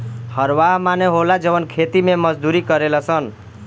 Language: Bhojpuri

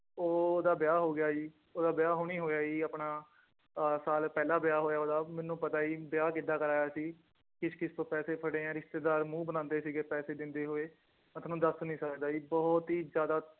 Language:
Punjabi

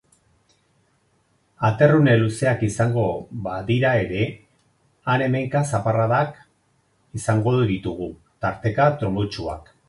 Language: Basque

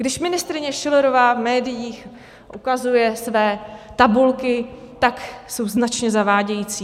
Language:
Czech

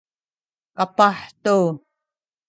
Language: Sakizaya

